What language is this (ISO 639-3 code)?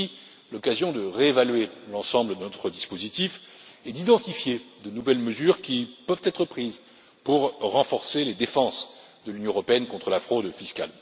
fra